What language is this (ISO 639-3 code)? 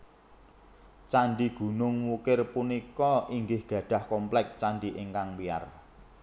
jav